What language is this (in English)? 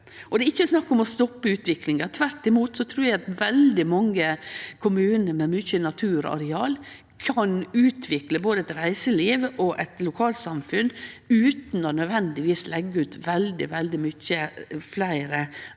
Norwegian